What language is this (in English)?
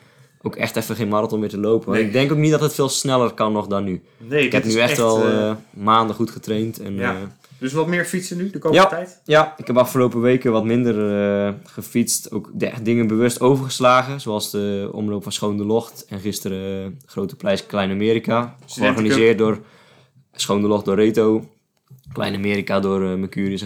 Dutch